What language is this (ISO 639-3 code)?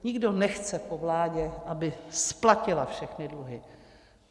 ces